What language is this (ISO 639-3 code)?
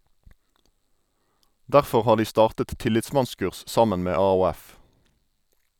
nor